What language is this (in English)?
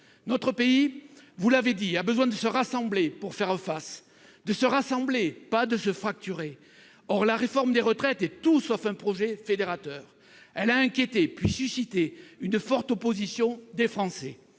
French